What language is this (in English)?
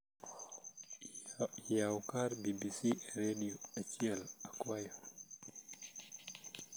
Luo (Kenya and Tanzania)